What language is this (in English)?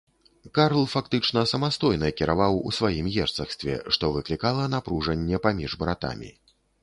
Belarusian